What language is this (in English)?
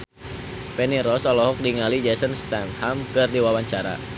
Sundanese